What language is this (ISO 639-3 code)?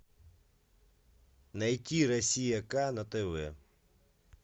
rus